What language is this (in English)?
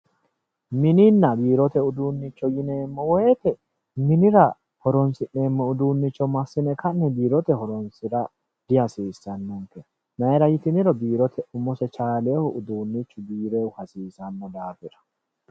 Sidamo